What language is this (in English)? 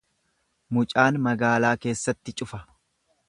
Oromo